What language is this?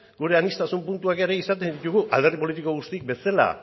Basque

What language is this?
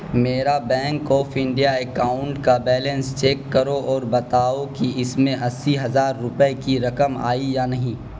Urdu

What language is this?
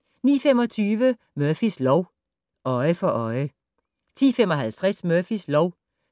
Danish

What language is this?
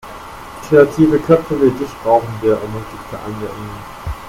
German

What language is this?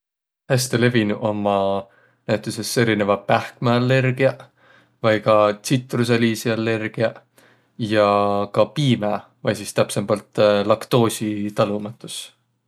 Võro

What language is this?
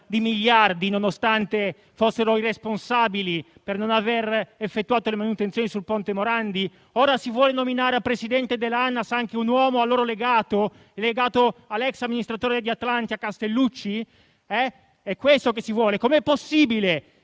Italian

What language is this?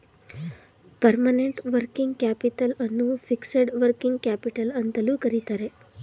Kannada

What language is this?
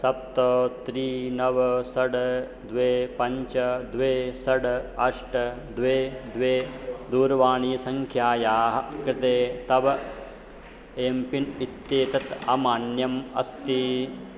Sanskrit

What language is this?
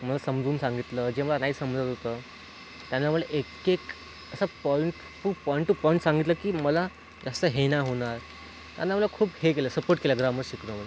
Marathi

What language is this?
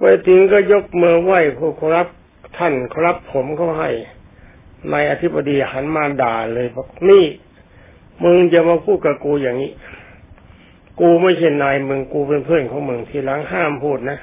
Thai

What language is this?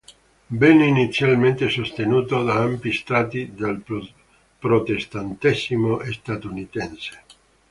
Italian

